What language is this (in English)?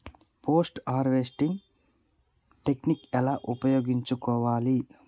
Telugu